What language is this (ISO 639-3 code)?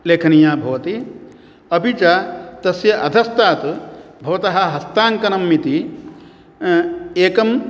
san